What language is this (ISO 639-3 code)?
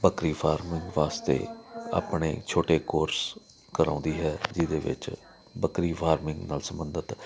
pan